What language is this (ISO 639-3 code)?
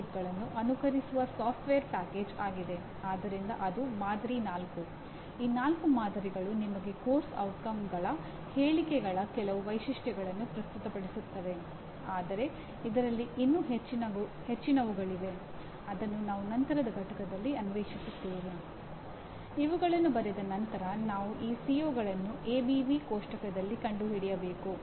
kan